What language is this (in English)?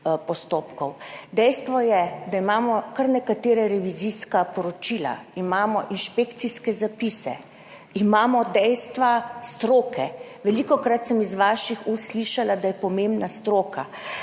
Slovenian